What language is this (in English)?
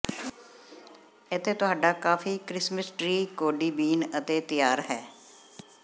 Punjabi